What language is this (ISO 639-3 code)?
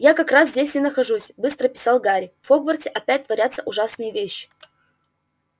rus